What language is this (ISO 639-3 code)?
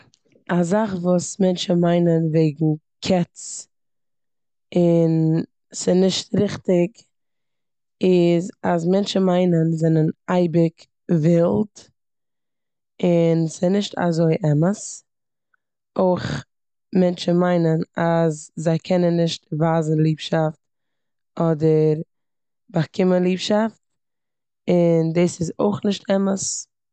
yid